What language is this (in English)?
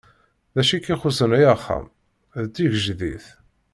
Kabyle